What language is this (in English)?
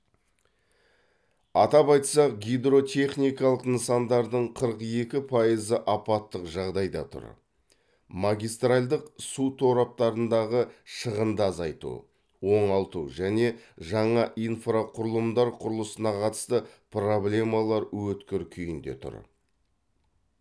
Kazakh